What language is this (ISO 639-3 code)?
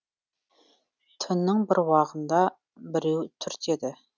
kaz